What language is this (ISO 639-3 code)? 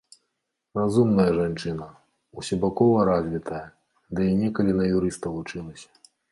bel